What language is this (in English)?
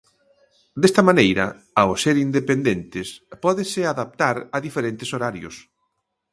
Galician